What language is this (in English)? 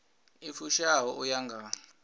Venda